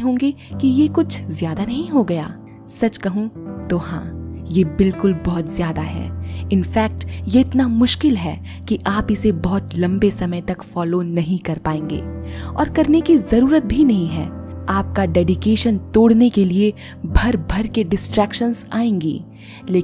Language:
Hindi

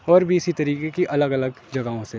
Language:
Urdu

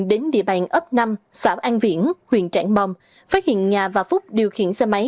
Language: Vietnamese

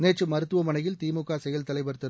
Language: Tamil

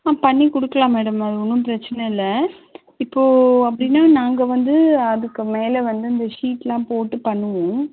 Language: Tamil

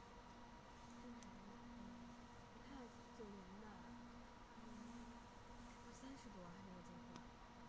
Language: Chinese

